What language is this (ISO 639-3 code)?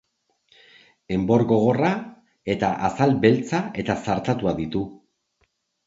eus